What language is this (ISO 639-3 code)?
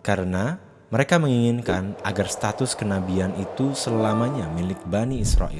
ind